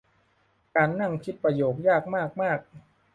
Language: Thai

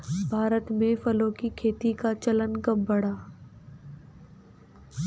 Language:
Hindi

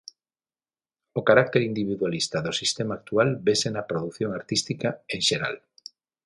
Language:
Galician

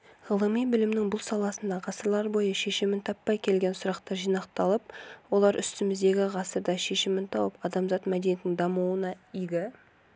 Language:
Kazakh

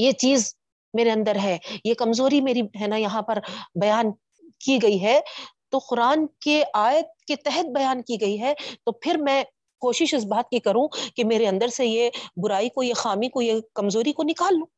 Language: Urdu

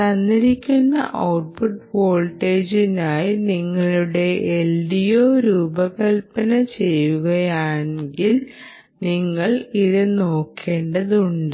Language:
Malayalam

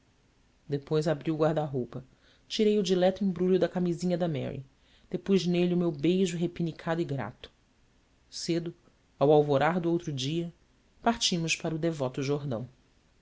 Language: Portuguese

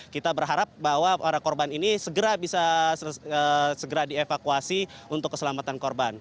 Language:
Indonesian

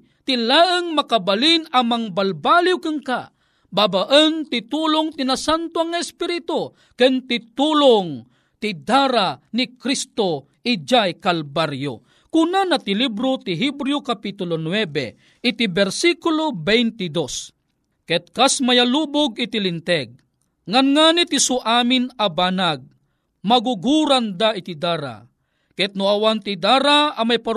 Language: Filipino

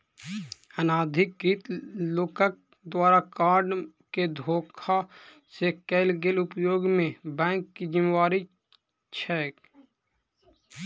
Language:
Maithili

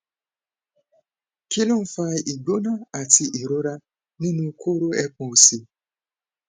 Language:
Yoruba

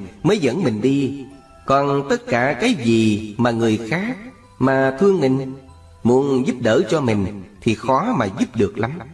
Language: Vietnamese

